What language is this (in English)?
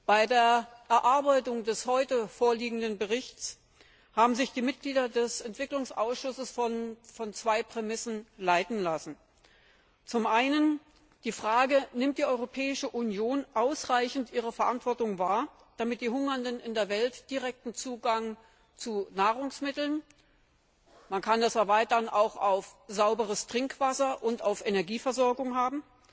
German